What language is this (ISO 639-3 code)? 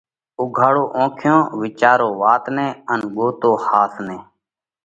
kvx